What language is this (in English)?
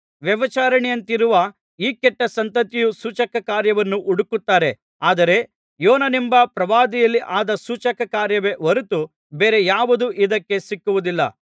Kannada